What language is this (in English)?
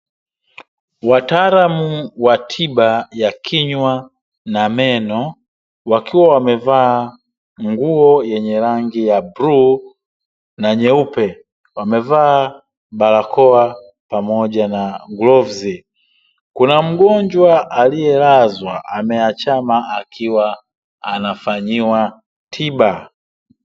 Swahili